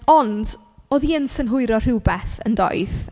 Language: Welsh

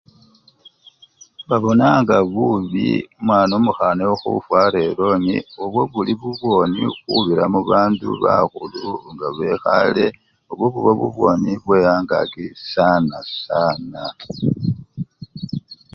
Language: Luyia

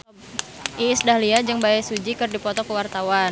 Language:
Sundanese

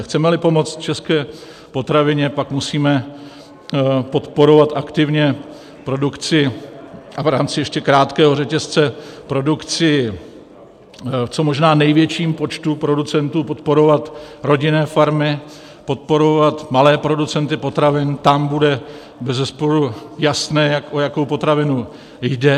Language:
Czech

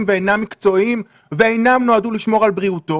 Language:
Hebrew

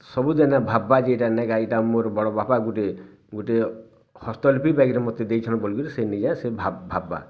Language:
Odia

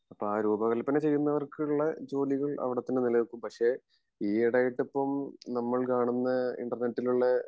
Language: Malayalam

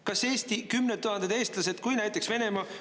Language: Estonian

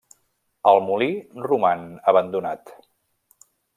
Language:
Catalan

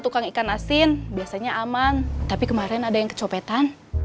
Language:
Indonesian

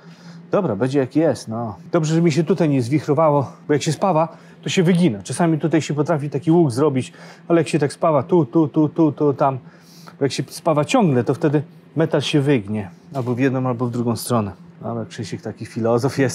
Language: Polish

